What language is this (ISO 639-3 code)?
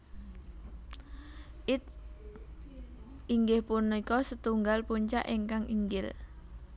jav